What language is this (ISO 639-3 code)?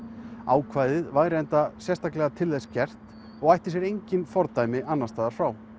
isl